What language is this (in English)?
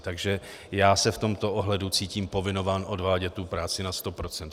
Czech